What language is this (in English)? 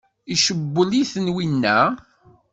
Kabyle